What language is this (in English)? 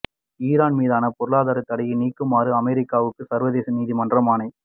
Tamil